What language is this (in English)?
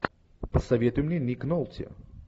Russian